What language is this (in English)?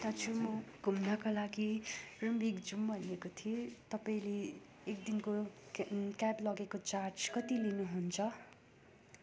Nepali